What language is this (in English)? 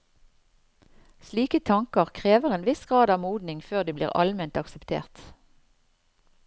Norwegian